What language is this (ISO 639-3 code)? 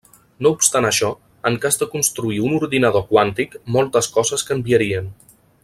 cat